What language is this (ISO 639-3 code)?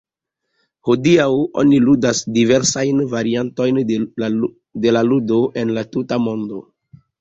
epo